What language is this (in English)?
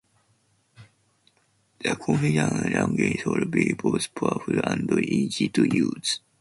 English